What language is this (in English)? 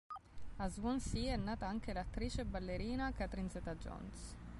Italian